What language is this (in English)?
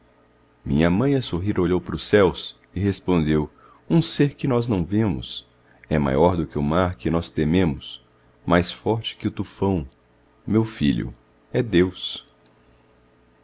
Portuguese